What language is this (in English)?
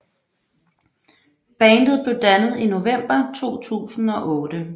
Danish